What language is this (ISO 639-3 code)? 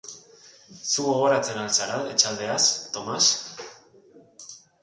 eus